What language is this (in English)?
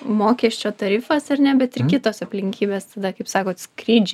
Lithuanian